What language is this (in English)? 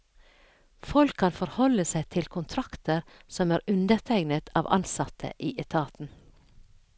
Norwegian